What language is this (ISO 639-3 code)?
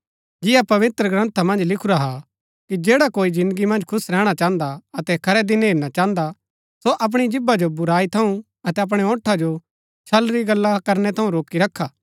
gbk